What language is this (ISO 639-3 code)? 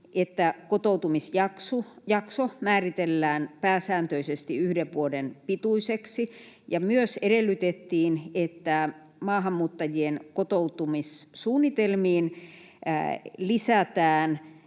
fin